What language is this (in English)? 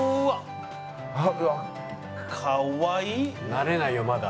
Japanese